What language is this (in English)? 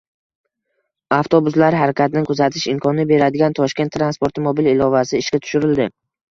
Uzbek